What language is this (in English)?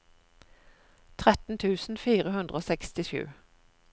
Norwegian